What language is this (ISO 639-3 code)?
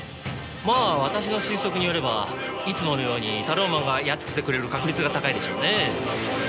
jpn